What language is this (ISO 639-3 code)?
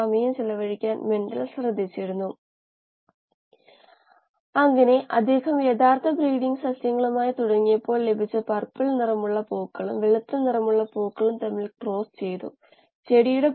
mal